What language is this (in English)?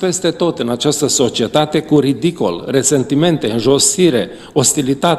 Romanian